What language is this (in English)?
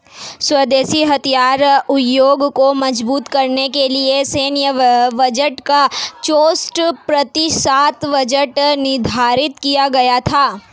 Hindi